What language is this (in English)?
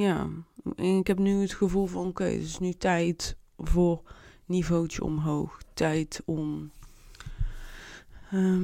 Dutch